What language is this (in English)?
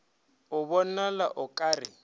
Northern Sotho